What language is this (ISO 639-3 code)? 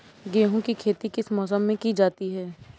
hin